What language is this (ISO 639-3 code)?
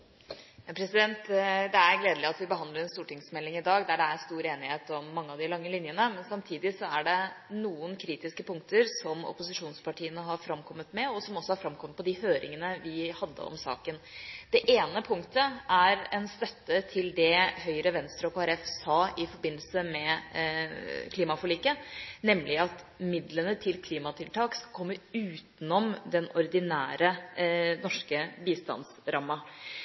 nor